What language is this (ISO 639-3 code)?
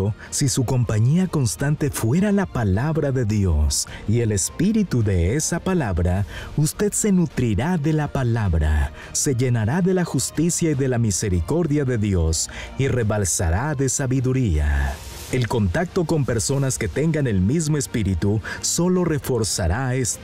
spa